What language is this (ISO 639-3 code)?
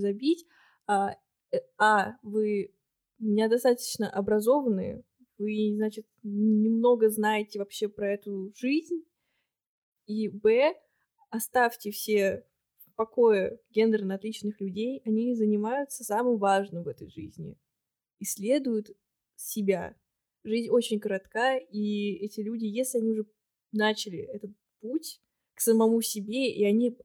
rus